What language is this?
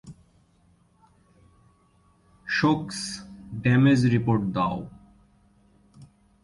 Bangla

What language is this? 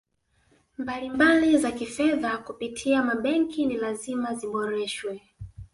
Swahili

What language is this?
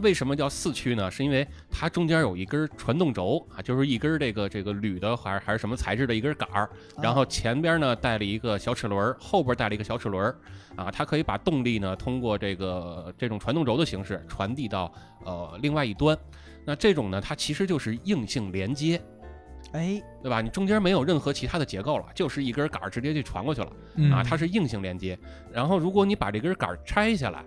Chinese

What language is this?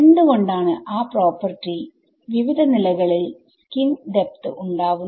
Malayalam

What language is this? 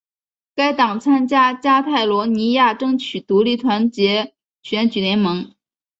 Chinese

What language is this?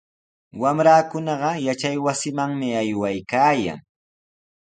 Sihuas Ancash Quechua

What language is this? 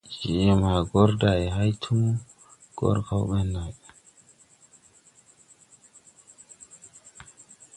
Tupuri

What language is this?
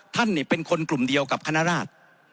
Thai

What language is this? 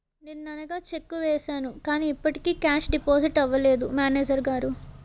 Telugu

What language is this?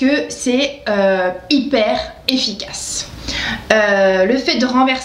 French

